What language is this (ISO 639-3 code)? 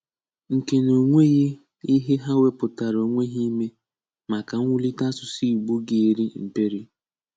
ibo